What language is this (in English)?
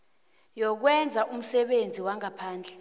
South Ndebele